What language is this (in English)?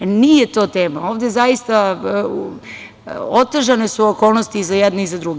Serbian